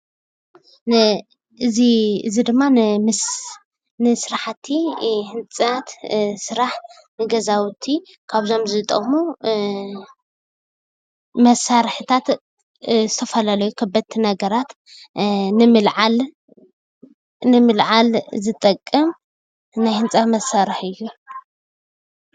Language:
Tigrinya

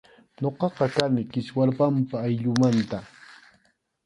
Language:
Arequipa-La Unión Quechua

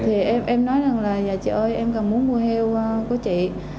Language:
Vietnamese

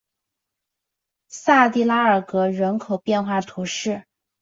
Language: Chinese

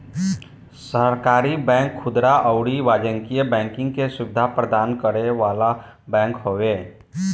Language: Bhojpuri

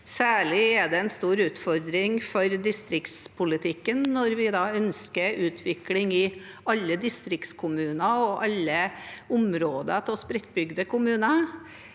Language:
Norwegian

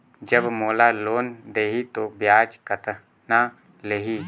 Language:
Chhattisgarhi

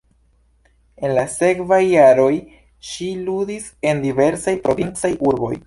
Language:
Esperanto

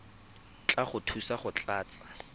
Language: Tswana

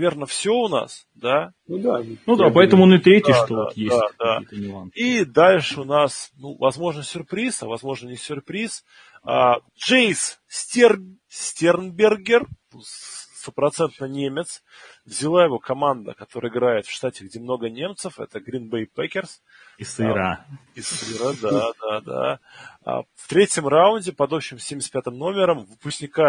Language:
Russian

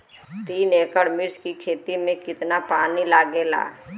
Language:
Bhojpuri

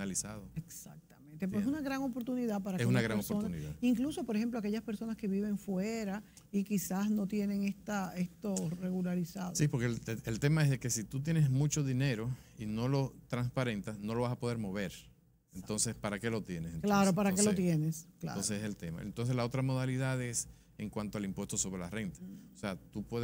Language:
Spanish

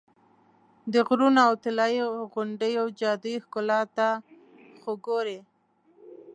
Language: Pashto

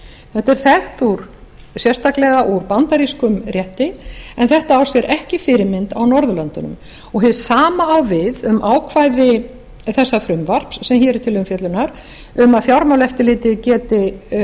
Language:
Icelandic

